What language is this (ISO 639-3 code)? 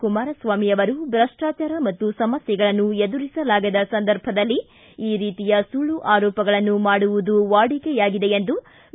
kan